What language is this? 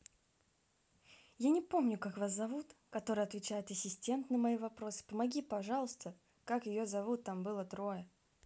Russian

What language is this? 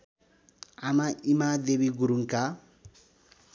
Nepali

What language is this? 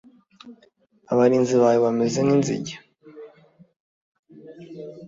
Kinyarwanda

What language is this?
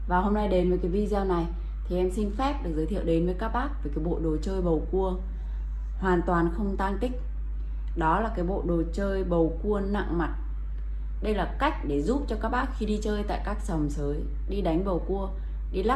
Vietnamese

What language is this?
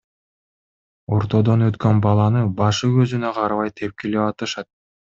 Kyrgyz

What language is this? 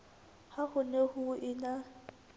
Southern Sotho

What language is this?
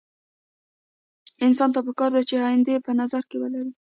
Pashto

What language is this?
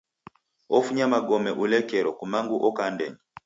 Taita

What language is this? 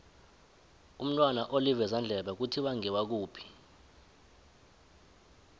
South Ndebele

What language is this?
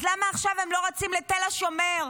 Hebrew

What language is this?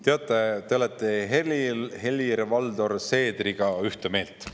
Estonian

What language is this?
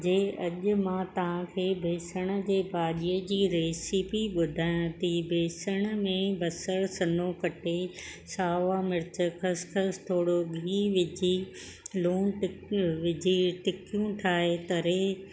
Sindhi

